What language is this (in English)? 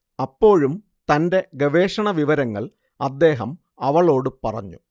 Malayalam